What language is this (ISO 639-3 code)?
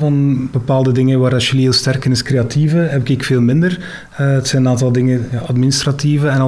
nld